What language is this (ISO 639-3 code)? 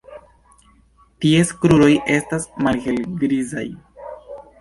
epo